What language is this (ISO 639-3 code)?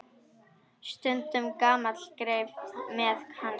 isl